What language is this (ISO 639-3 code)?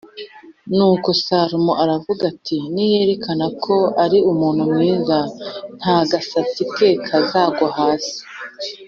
kin